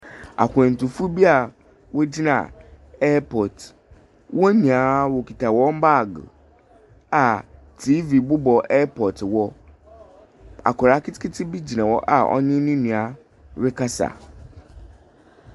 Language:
Akan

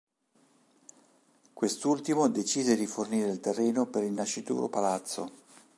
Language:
Italian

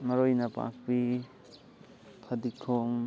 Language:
Manipuri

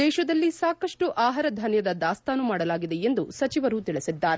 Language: Kannada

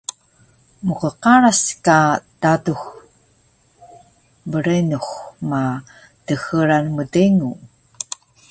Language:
Taroko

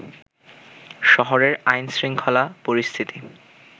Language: Bangla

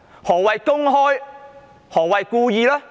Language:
Cantonese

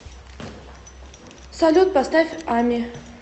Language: Russian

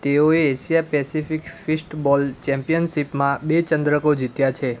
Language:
Gujarati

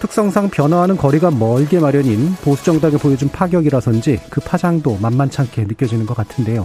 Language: Korean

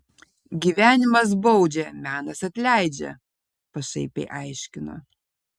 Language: Lithuanian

